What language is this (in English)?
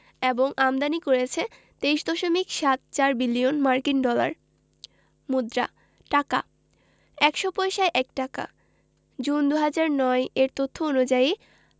Bangla